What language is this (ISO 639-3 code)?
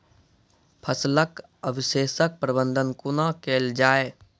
mai